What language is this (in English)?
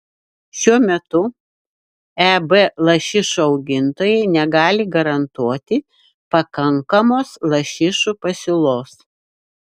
Lithuanian